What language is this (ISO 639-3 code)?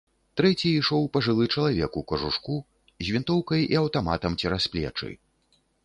bel